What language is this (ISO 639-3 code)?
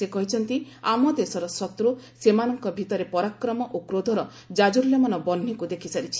ori